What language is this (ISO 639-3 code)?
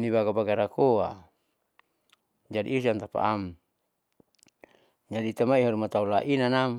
sau